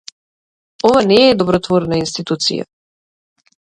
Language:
Macedonian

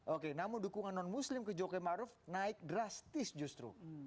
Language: Indonesian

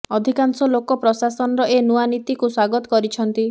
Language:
Odia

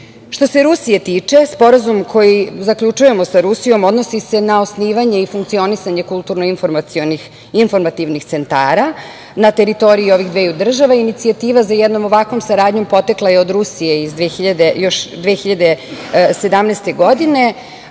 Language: Serbian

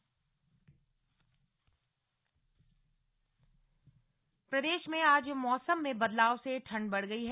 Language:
Hindi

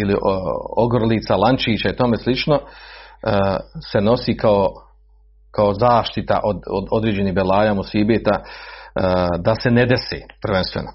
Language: Croatian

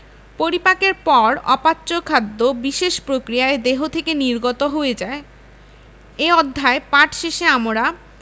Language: Bangla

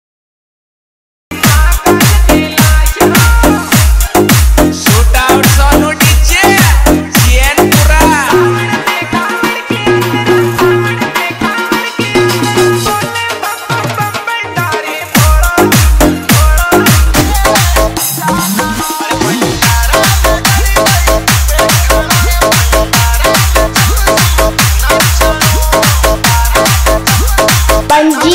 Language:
Hindi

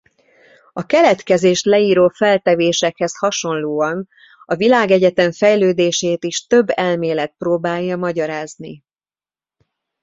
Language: Hungarian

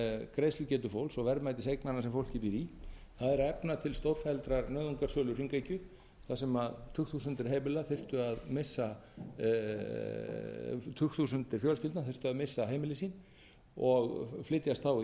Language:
Icelandic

